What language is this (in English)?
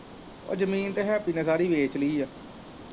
Punjabi